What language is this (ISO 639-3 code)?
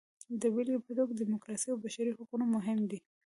pus